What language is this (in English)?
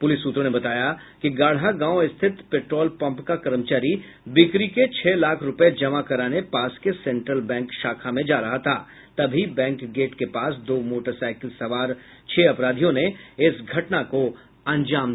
Hindi